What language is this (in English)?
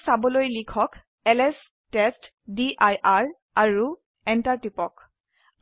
Assamese